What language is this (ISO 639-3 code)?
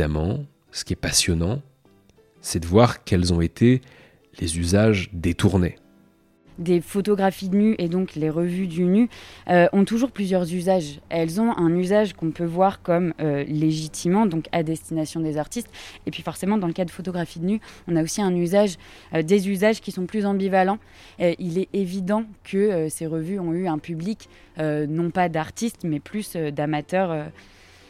fra